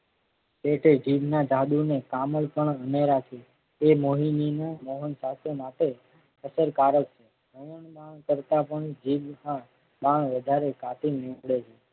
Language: Gujarati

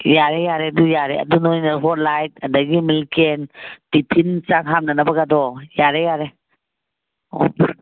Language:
Manipuri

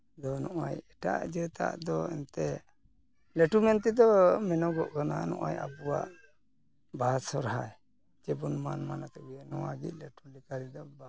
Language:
Santali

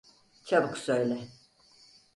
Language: Turkish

